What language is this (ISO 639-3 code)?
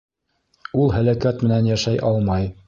bak